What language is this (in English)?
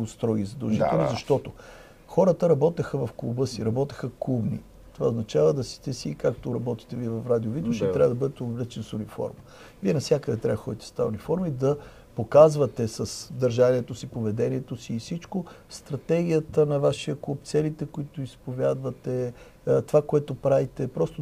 Bulgarian